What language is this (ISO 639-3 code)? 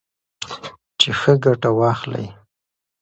pus